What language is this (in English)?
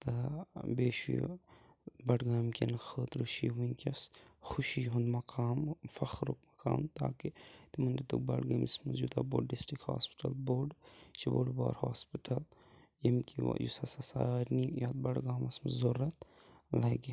Kashmiri